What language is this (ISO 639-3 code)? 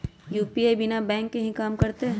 mag